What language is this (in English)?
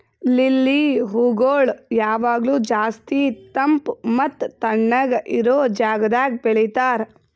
Kannada